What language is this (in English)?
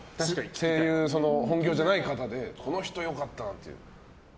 Japanese